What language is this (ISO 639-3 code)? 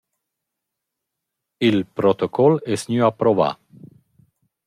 roh